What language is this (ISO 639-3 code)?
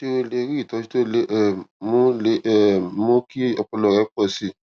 yor